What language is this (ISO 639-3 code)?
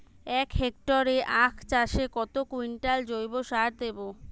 ben